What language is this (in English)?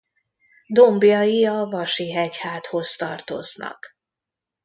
Hungarian